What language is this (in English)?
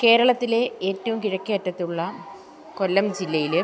Malayalam